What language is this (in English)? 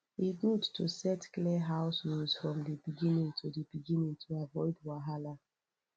Nigerian Pidgin